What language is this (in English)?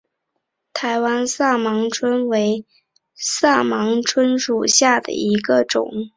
Chinese